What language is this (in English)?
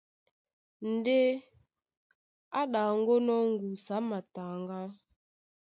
Duala